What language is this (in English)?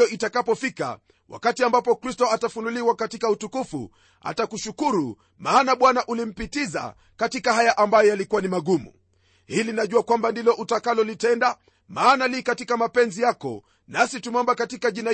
Swahili